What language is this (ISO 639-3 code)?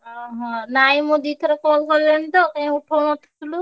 ori